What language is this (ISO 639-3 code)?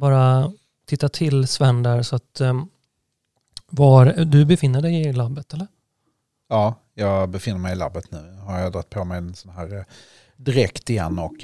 swe